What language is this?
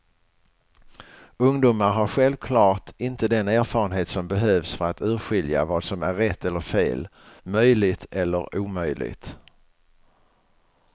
Swedish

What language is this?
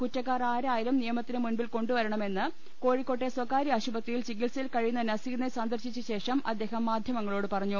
Malayalam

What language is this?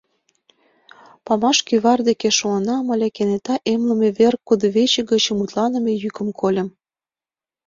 Mari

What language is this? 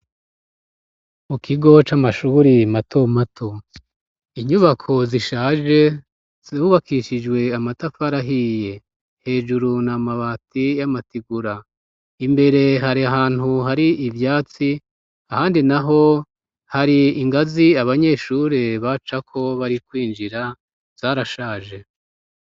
Rundi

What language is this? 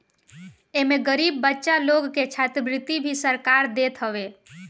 Bhojpuri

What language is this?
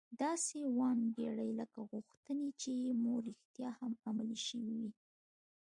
Pashto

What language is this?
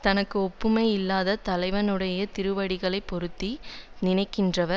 Tamil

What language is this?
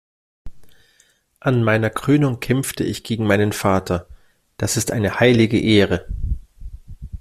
German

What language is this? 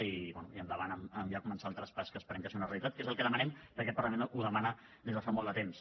Catalan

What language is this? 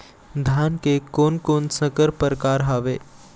Chhattisgarhi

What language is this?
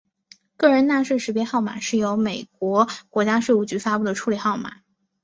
Chinese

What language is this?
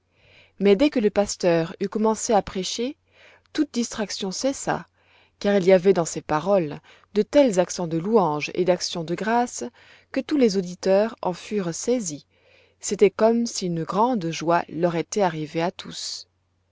French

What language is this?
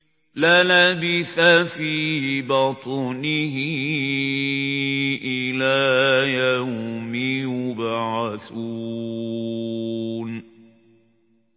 Arabic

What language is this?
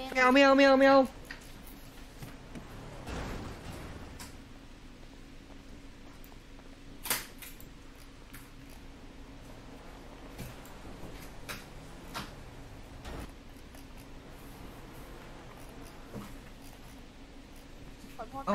Thai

